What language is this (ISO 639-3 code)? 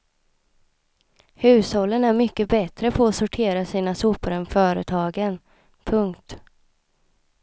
swe